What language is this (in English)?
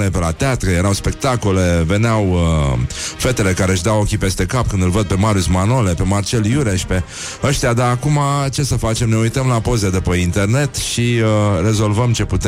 Romanian